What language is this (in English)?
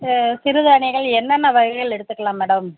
Tamil